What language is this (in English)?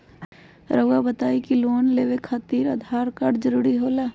Magahi